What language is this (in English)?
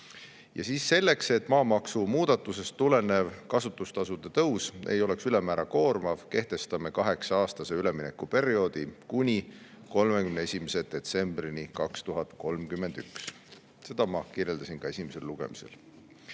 Estonian